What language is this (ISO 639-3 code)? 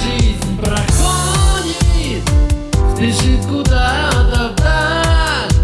rus